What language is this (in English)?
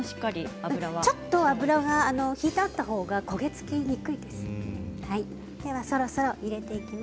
Japanese